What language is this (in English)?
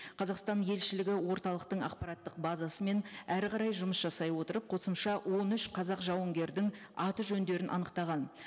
Kazakh